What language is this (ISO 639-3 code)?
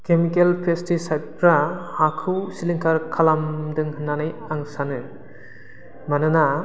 brx